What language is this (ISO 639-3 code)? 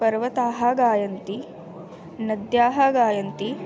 san